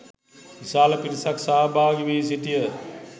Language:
Sinhala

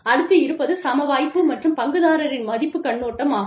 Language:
Tamil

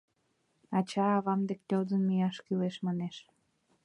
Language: Mari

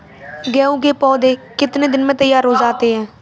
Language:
Hindi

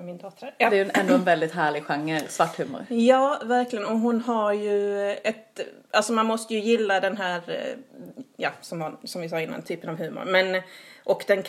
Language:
Swedish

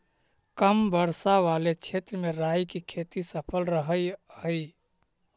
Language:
Magahi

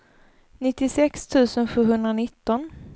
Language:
Swedish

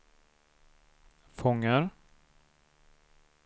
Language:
Swedish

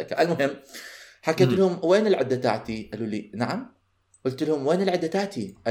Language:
Arabic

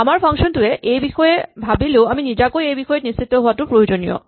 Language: Assamese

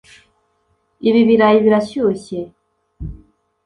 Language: Kinyarwanda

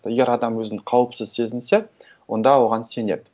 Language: Kazakh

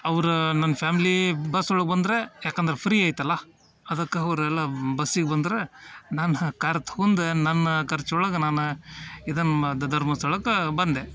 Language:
Kannada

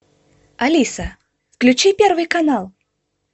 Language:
Russian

